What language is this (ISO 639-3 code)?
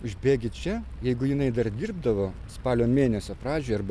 lit